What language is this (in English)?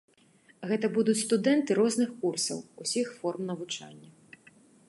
Belarusian